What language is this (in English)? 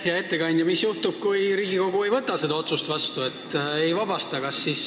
Estonian